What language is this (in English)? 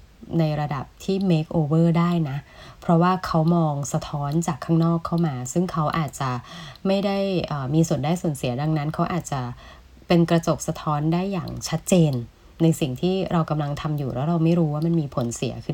Thai